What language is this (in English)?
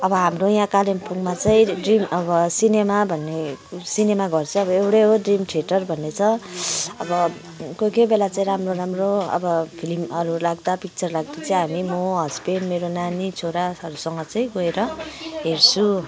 Nepali